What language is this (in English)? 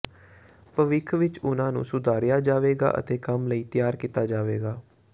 Punjabi